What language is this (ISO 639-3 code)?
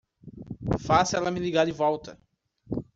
por